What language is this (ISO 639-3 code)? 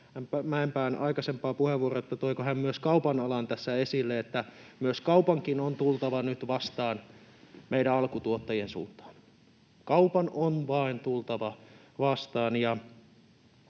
fin